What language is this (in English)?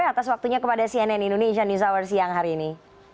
Indonesian